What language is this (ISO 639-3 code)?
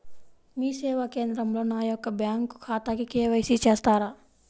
tel